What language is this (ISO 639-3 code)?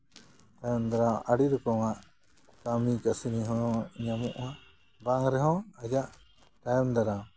sat